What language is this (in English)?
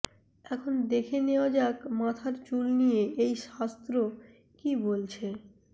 Bangla